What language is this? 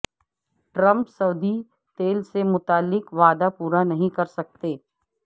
Urdu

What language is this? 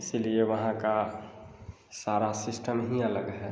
Hindi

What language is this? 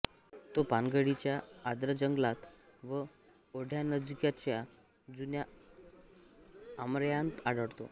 Marathi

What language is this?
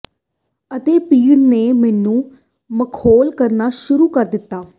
Punjabi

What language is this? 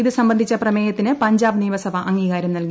Malayalam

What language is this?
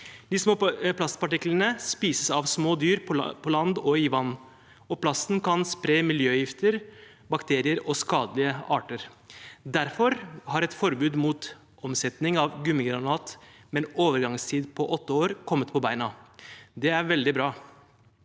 Norwegian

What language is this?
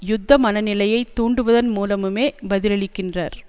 Tamil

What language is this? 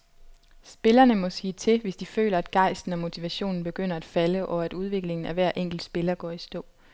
Danish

